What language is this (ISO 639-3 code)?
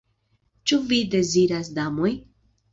epo